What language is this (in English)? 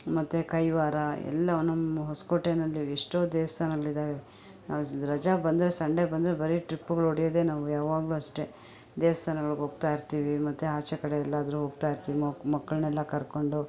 Kannada